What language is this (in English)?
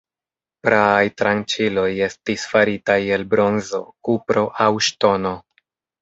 Esperanto